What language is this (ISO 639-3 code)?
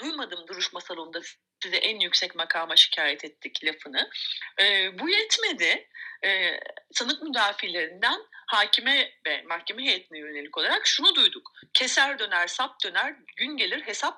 tur